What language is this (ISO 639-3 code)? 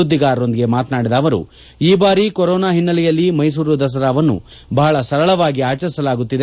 kan